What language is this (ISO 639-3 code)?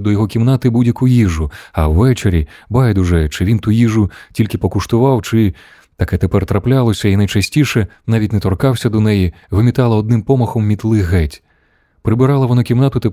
ukr